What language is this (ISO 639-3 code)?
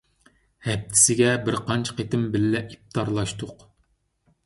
uig